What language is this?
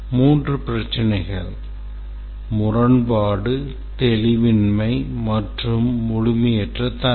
Tamil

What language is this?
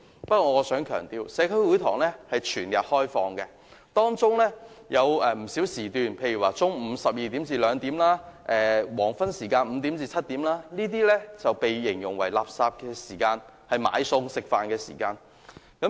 Cantonese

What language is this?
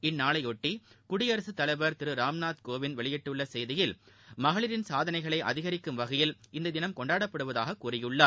Tamil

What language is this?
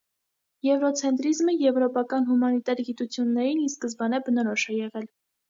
Armenian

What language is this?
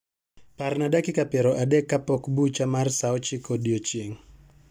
Luo (Kenya and Tanzania)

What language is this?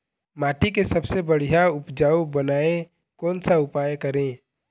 Chhattisgarhi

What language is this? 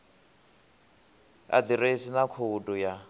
Venda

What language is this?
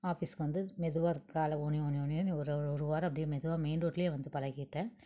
Tamil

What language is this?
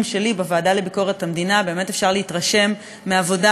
Hebrew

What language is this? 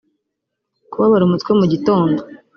Kinyarwanda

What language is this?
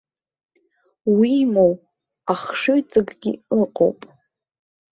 Abkhazian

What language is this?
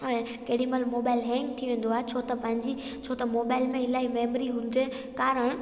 Sindhi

